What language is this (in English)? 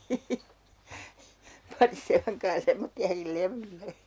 Finnish